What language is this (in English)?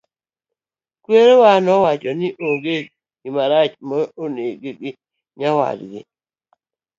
Luo (Kenya and Tanzania)